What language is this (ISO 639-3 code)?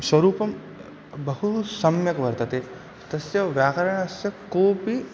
san